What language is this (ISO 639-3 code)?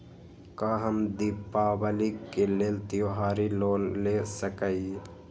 mag